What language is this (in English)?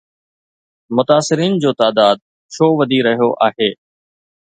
Sindhi